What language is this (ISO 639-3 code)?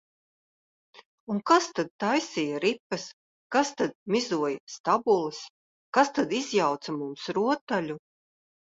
lav